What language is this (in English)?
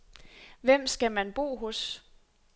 Danish